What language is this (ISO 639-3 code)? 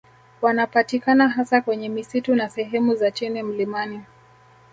swa